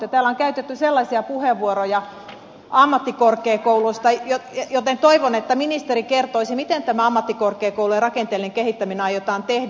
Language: Finnish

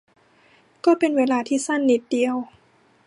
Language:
Thai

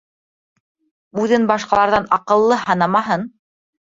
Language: Bashkir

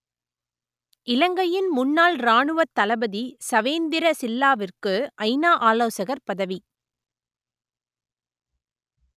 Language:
Tamil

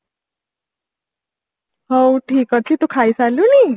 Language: Odia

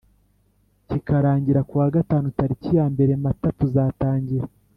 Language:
Kinyarwanda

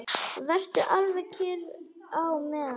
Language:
Icelandic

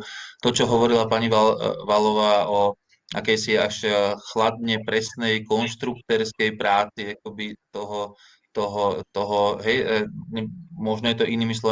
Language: Slovak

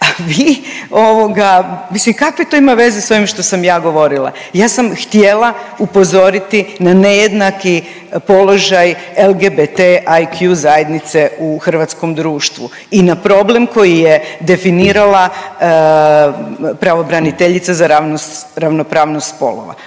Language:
Croatian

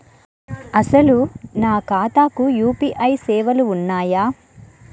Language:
Telugu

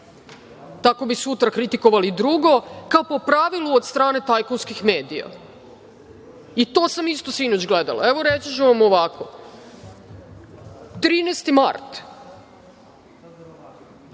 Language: Serbian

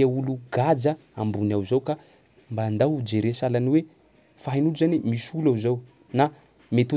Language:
Sakalava Malagasy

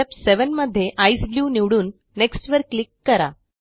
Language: Marathi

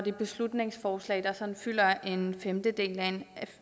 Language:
Danish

